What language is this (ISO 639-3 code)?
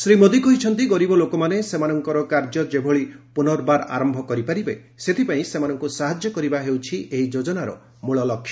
ori